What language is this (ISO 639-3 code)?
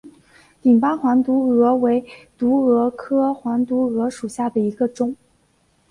zho